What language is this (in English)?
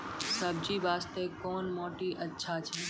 Maithili